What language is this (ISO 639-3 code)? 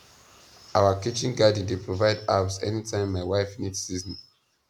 pcm